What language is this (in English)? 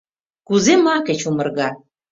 Mari